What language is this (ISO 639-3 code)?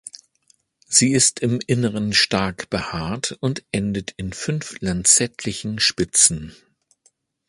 deu